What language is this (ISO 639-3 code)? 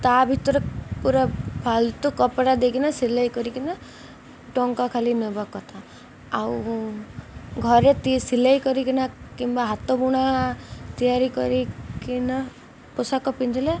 ori